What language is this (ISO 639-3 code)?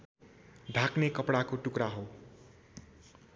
nep